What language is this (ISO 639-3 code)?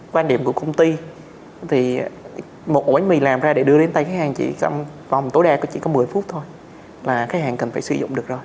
vie